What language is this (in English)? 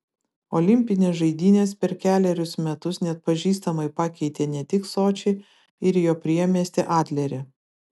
Lithuanian